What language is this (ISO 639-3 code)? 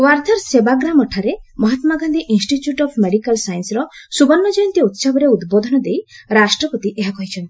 ori